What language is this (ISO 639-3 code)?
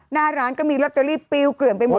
tha